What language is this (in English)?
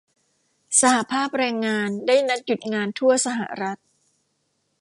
Thai